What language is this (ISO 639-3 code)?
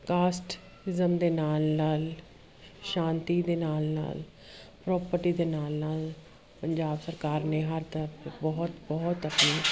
pan